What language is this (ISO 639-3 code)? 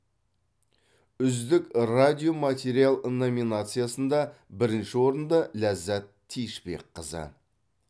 kaz